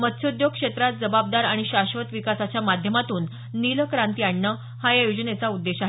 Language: Marathi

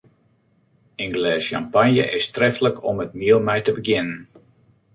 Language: Western Frisian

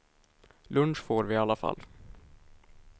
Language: Swedish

